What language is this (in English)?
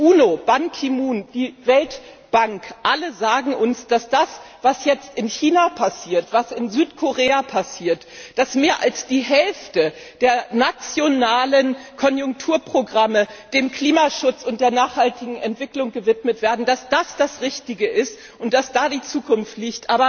German